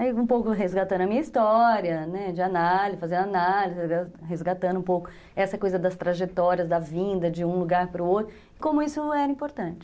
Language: Portuguese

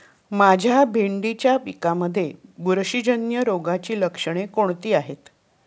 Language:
Marathi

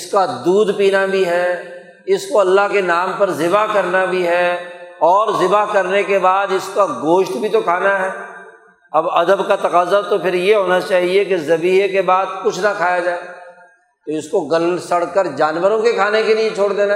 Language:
Urdu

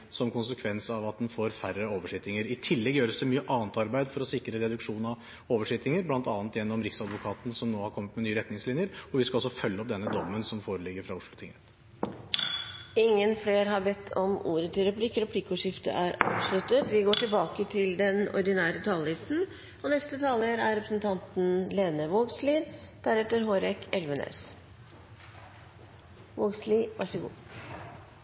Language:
Norwegian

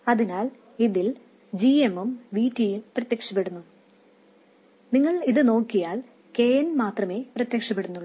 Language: Malayalam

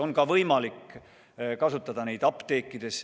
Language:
Estonian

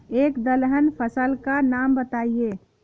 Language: Hindi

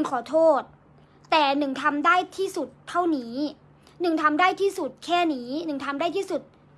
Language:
Thai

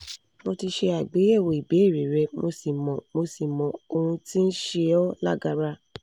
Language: Yoruba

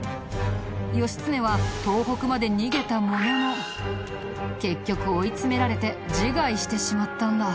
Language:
Japanese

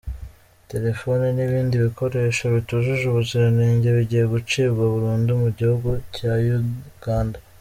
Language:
Kinyarwanda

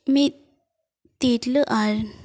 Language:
Santali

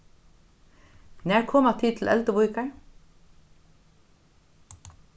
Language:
Faroese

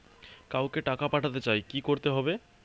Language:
Bangla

